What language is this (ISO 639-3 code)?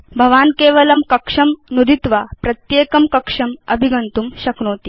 san